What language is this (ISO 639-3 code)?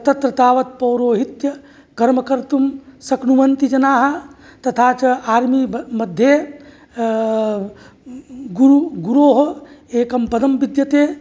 san